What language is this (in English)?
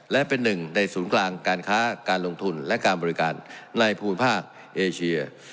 Thai